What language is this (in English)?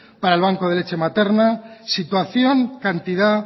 Spanish